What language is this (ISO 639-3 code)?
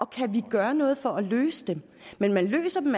dan